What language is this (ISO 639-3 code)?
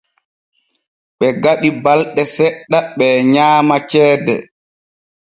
fue